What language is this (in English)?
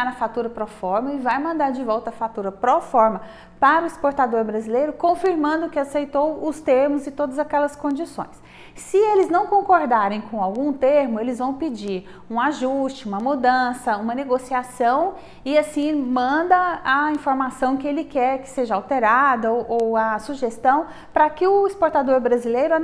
Portuguese